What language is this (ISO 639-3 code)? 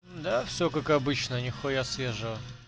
rus